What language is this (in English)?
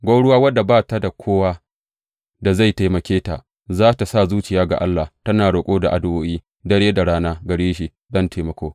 Hausa